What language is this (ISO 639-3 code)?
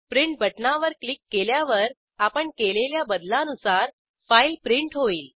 mar